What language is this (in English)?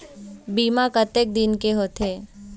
Chhattisgarhi